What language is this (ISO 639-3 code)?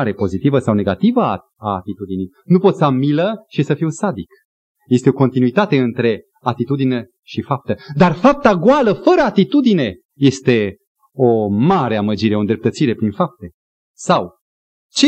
ron